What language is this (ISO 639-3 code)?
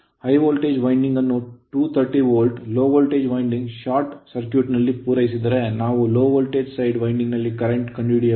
kan